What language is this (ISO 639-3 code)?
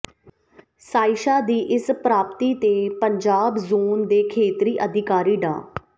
pan